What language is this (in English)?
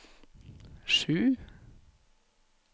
Norwegian